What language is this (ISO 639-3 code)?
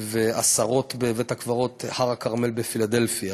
heb